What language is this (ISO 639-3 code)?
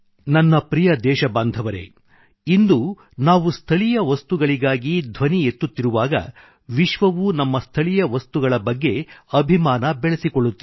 kan